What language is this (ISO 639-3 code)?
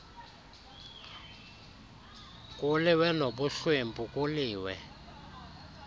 xho